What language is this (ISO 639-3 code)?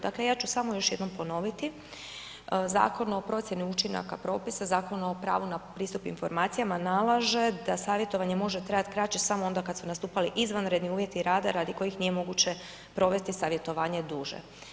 hrv